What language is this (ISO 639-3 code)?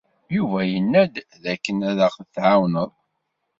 kab